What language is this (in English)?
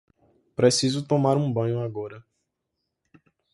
Portuguese